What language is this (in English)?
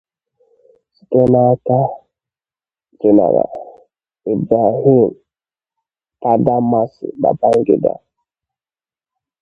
Igbo